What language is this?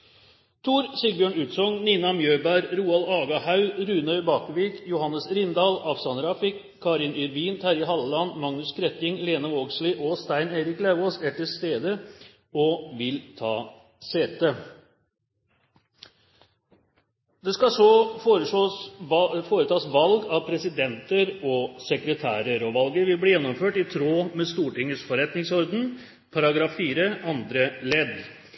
Norwegian Nynorsk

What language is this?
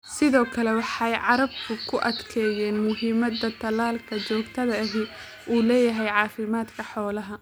Somali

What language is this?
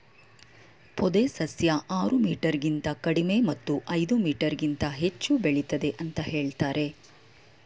Kannada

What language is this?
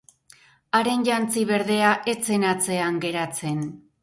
Basque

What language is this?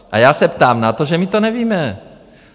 Czech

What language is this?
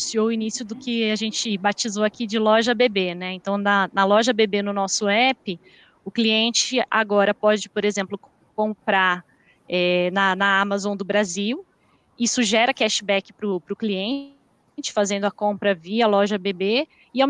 Portuguese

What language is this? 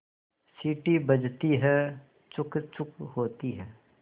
Hindi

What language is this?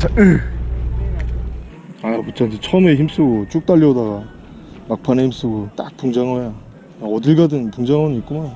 Korean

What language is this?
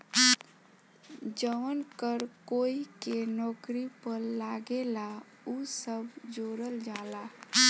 Bhojpuri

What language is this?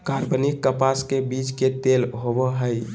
Magahi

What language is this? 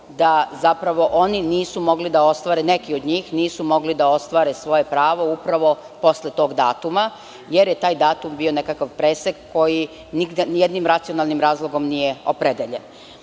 Serbian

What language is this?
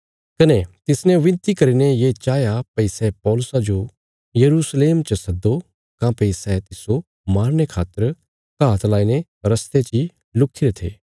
Bilaspuri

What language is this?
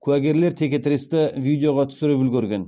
Kazakh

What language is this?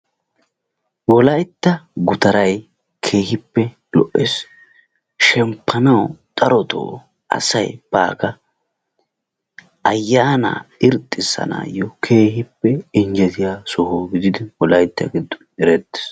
Wolaytta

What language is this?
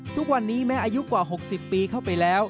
Thai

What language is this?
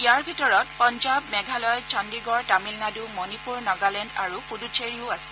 Assamese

